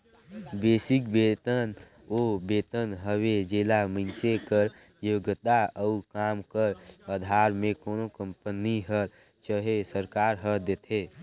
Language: Chhattisgarhi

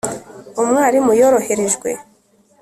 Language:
Kinyarwanda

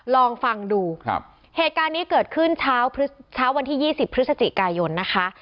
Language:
Thai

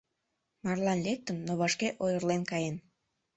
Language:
Mari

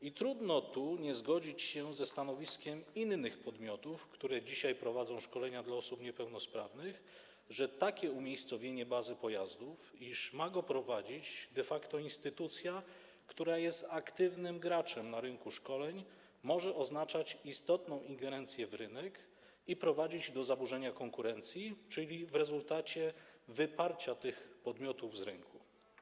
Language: Polish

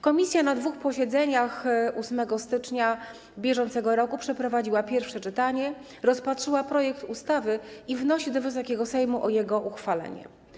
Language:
Polish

